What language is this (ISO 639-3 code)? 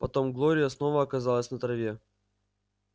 rus